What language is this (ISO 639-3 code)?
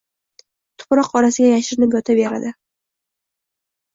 uzb